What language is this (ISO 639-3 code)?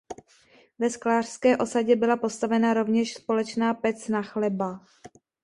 ces